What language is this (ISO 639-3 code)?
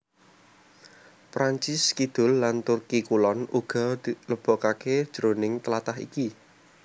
jav